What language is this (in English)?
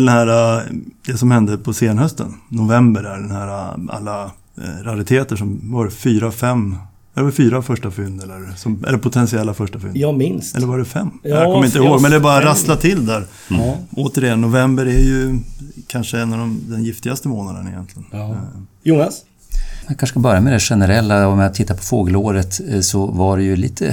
Swedish